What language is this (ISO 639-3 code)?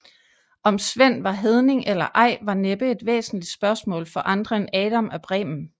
dan